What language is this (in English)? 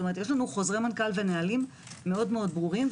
Hebrew